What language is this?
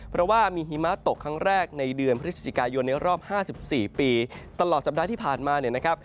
Thai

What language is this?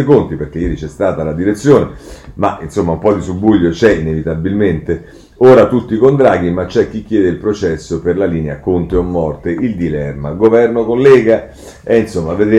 Italian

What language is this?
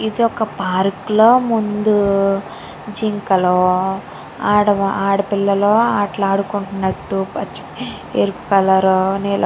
Telugu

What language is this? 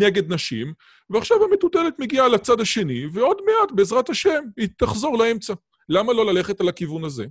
Hebrew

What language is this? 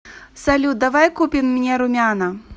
Russian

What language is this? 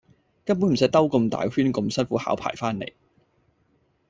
Cantonese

